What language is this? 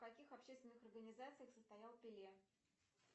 Russian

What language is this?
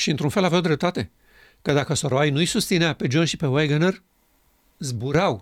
Romanian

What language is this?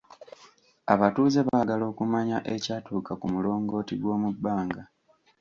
Ganda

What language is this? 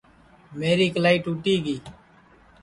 Sansi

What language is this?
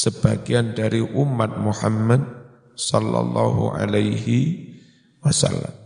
Indonesian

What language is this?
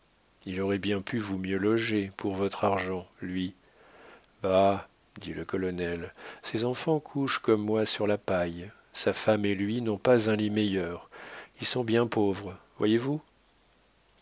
French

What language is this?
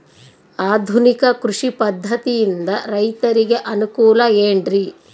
Kannada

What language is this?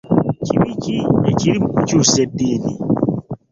Ganda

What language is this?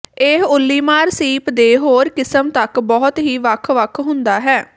Punjabi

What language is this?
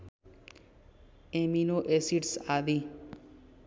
Nepali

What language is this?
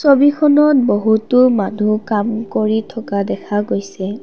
Assamese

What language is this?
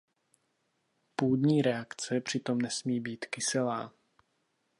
Czech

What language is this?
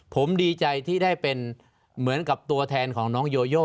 Thai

